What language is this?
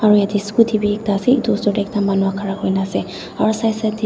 Naga Pidgin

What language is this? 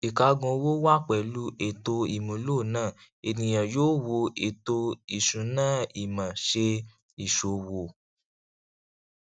Yoruba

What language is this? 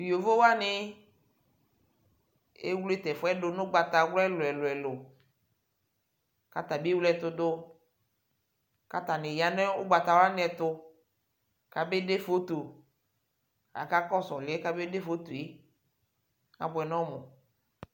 Ikposo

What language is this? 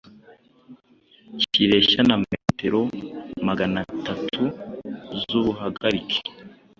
Kinyarwanda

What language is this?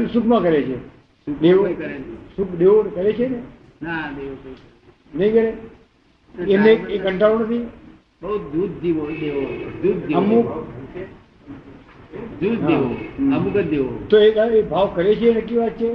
Gujarati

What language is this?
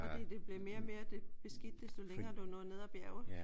Danish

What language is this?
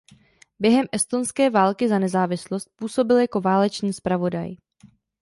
Czech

